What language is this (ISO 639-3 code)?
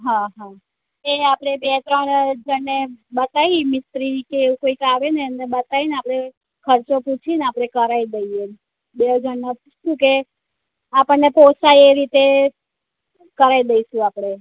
guj